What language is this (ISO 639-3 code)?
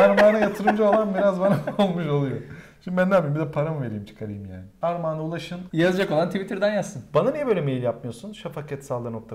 tur